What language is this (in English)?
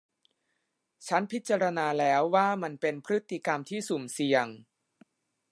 Thai